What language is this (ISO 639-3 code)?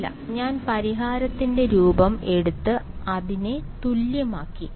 mal